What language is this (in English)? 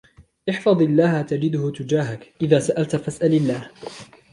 Arabic